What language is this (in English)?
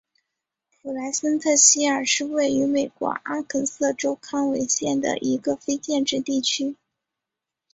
Chinese